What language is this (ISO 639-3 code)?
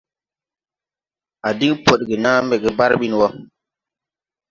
tui